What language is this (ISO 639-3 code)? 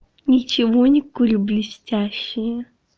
rus